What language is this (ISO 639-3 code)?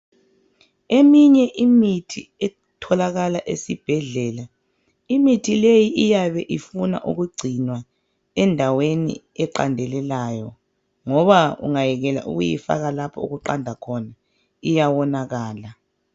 nde